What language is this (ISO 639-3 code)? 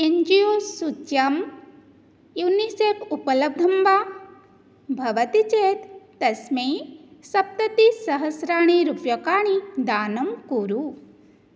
san